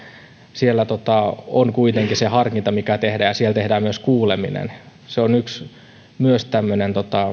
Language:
Finnish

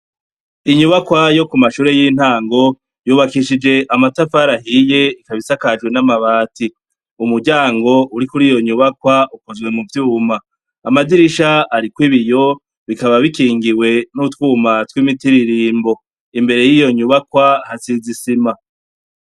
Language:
Rundi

